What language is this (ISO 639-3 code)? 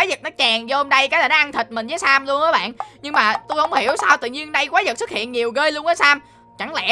vie